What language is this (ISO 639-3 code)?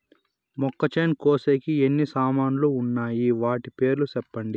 tel